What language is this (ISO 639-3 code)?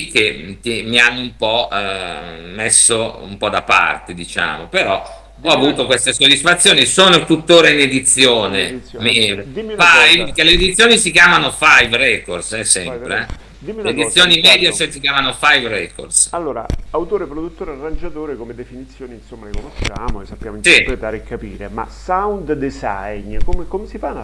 ita